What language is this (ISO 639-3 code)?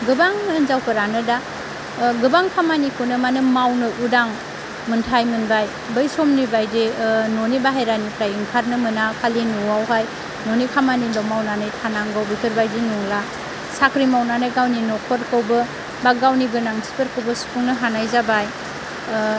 brx